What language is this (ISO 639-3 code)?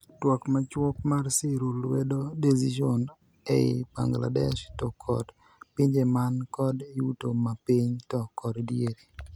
luo